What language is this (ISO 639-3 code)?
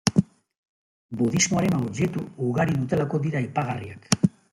eus